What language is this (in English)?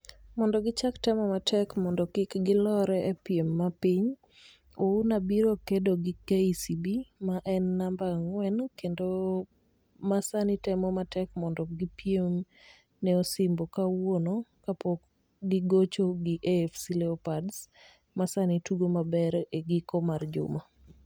Luo (Kenya and Tanzania)